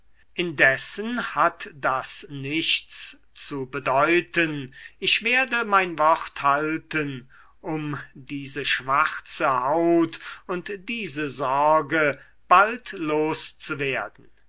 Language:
German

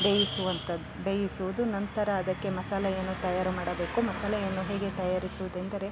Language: Kannada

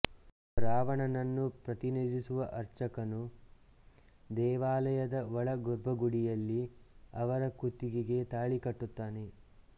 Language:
Kannada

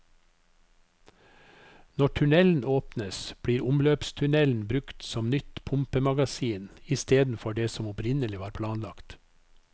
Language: Norwegian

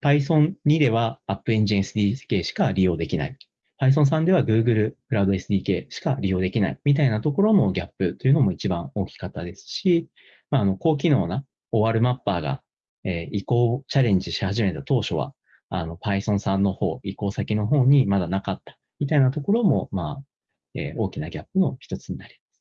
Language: Japanese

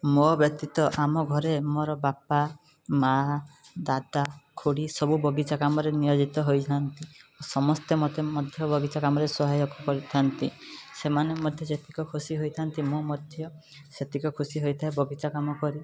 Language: Odia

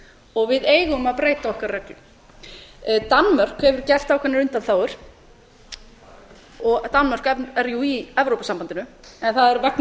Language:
Icelandic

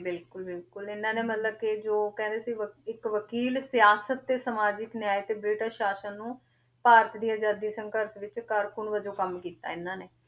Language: Punjabi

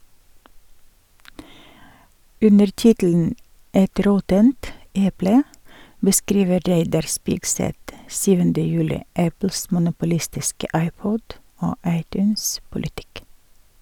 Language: Norwegian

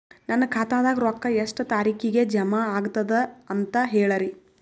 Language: Kannada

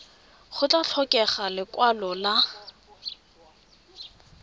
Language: Tswana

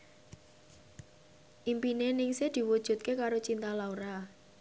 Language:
Javanese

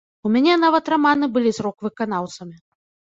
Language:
Belarusian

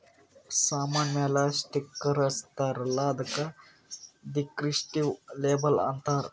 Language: Kannada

